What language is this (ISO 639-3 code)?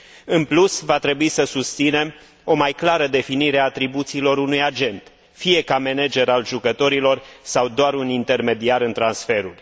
ron